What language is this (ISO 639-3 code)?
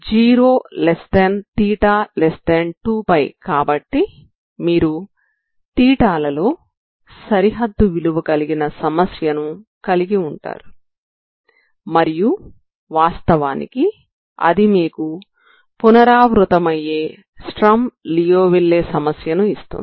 tel